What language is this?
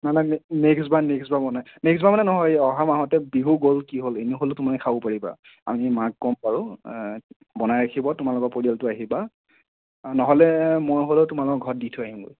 Assamese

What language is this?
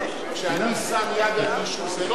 Hebrew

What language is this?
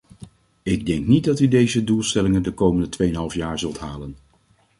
Dutch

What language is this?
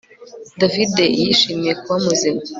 Kinyarwanda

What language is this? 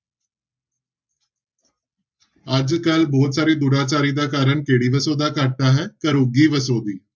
Punjabi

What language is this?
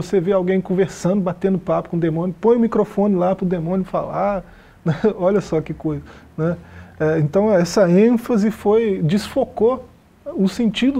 Portuguese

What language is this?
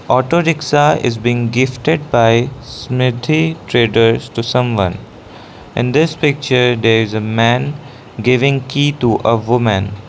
English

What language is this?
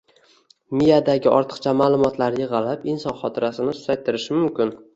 Uzbek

